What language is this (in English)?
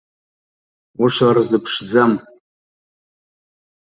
Abkhazian